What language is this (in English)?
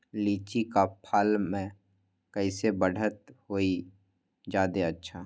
Magahi